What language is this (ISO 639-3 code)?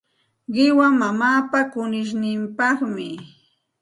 qxt